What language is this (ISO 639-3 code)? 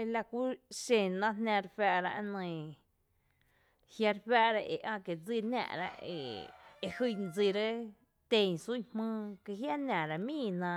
cte